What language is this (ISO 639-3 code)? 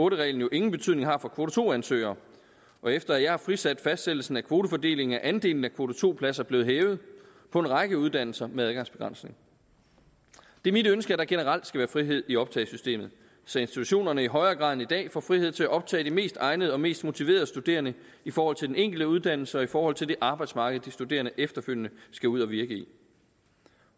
dan